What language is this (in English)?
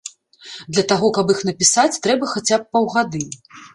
Belarusian